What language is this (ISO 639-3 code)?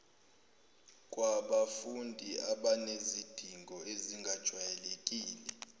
zul